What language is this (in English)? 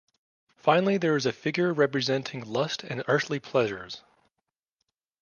English